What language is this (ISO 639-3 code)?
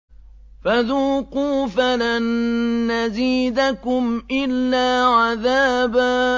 ara